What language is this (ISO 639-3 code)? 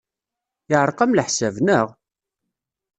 kab